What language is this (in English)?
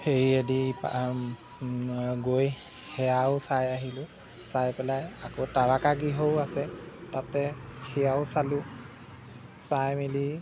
Assamese